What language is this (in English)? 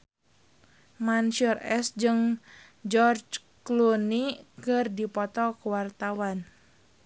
Sundanese